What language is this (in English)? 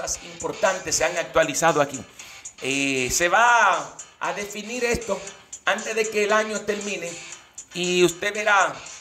Spanish